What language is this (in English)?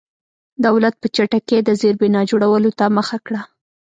Pashto